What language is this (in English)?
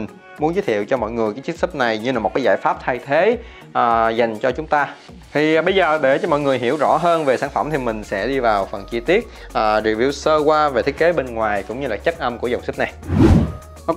Vietnamese